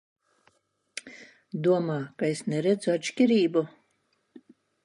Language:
Latvian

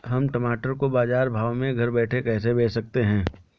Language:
Hindi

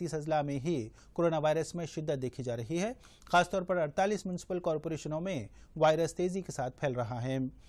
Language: Hindi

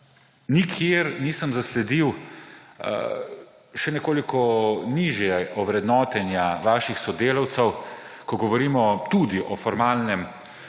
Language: Slovenian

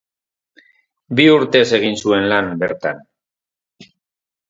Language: Basque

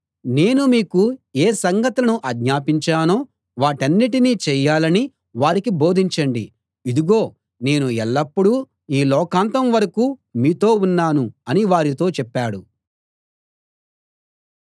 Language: Telugu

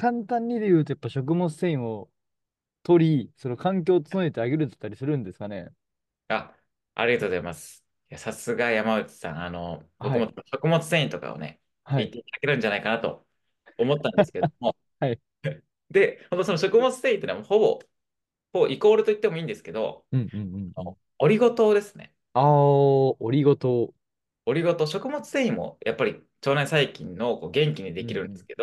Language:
Japanese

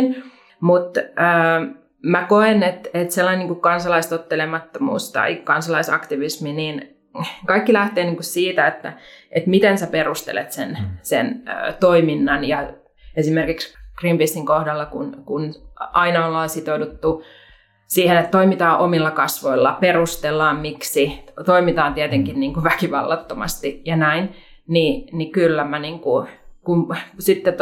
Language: Finnish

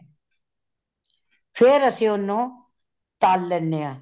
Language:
Punjabi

